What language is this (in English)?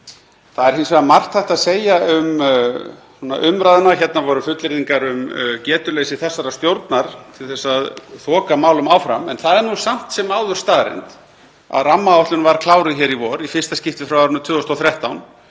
Icelandic